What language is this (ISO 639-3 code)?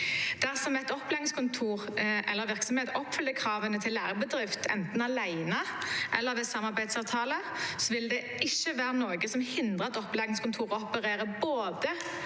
nor